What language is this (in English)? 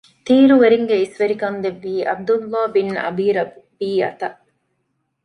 Divehi